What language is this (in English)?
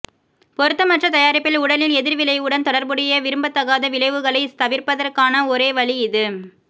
Tamil